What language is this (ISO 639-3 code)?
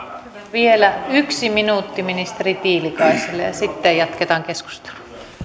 fin